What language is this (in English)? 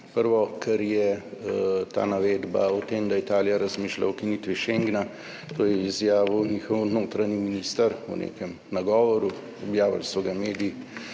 Slovenian